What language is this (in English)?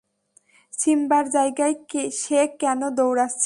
Bangla